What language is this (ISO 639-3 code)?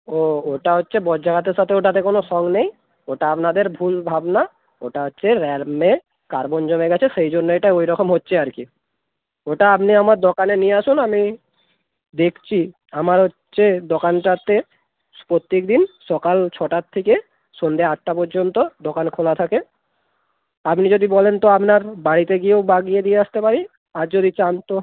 ben